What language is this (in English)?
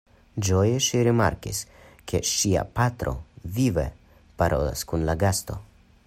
Esperanto